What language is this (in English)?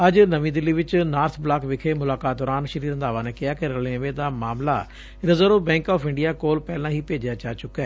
Punjabi